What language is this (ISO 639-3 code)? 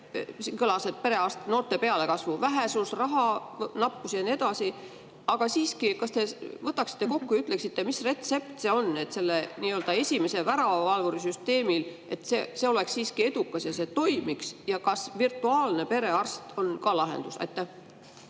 est